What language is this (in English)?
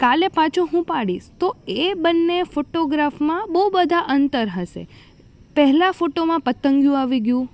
Gujarati